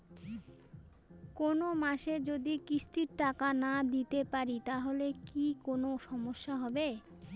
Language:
Bangla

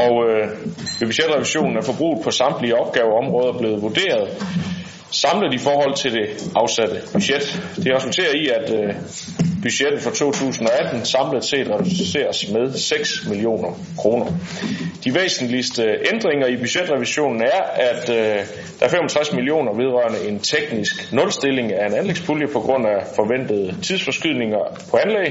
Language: Danish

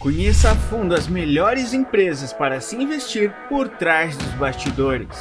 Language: Portuguese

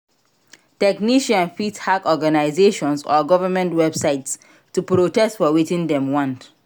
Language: Nigerian Pidgin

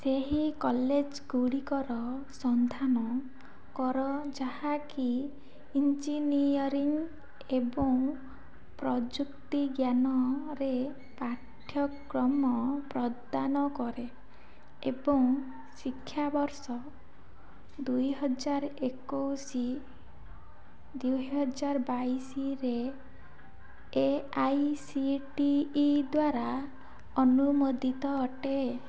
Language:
Odia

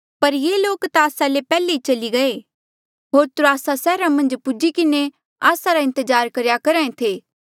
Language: Mandeali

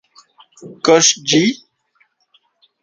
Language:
Central Puebla Nahuatl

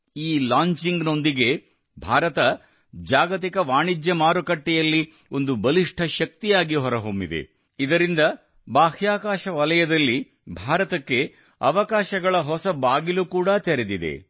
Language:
Kannada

